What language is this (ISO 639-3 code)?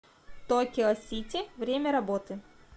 rus